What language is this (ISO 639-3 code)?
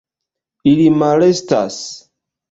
epo